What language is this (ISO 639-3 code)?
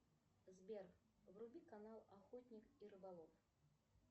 rus